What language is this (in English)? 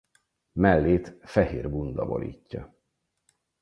Hungarian